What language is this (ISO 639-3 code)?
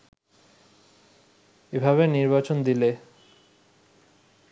ben